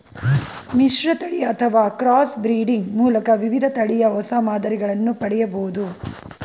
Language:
Kannada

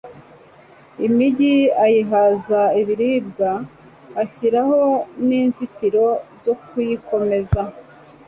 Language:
Kinyarwanda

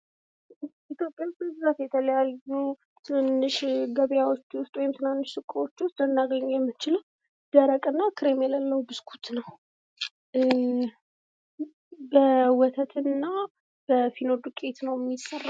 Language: Amharic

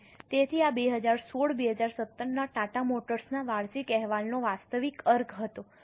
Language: Gujarati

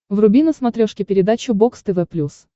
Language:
Russian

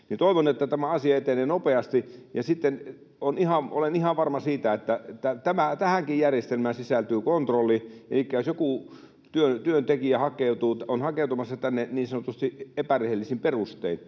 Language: Finnish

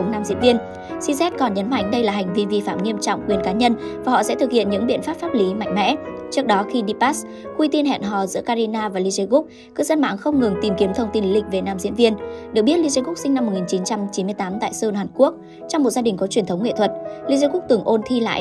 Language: Vietnamese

